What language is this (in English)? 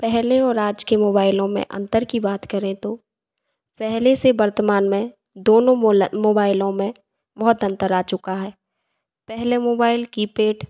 Hindi